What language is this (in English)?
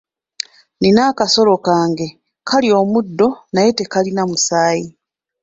Ganda